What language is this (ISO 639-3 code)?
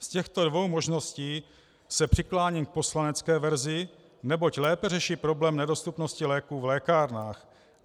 ces